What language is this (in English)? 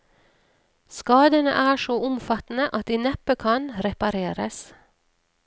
Norwegian